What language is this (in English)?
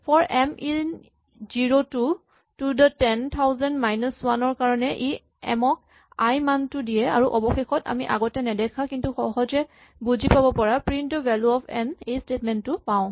Assamese